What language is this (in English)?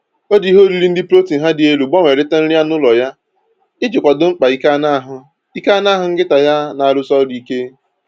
Igbo